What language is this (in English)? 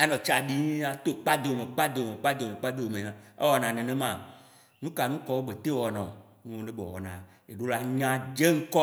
Waci Gbe